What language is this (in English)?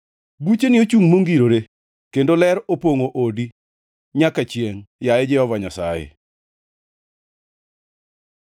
Luo (Kenya and Tanzania)